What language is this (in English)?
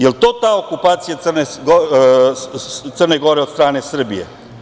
Serbian